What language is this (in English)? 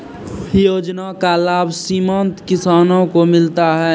Maithili